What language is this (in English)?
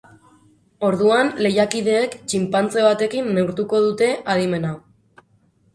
Basque